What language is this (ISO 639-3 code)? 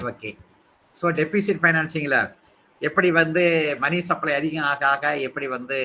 tam